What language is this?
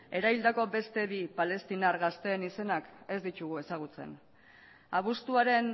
Basque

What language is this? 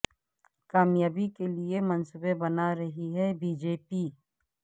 Urdu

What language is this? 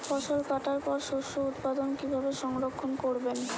Bangla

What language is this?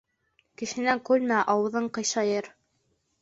Bashkir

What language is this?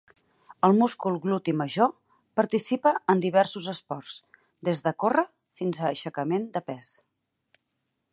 Catalan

